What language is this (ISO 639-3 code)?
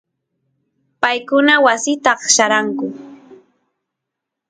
qus